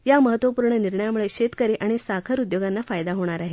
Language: Marathi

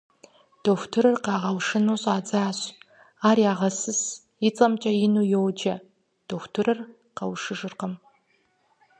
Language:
Kabardian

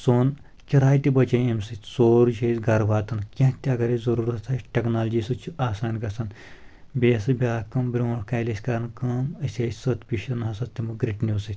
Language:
Kashmiri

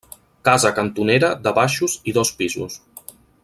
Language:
Catalan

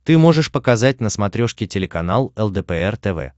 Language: Russian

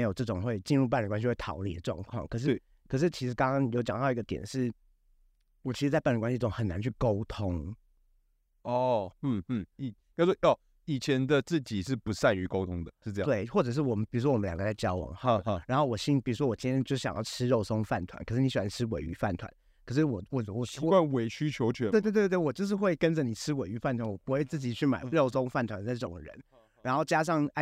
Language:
Chinese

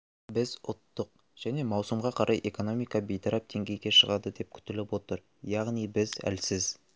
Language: Kazakh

